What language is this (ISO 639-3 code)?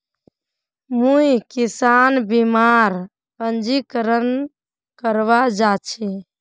mag